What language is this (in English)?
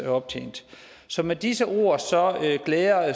Danish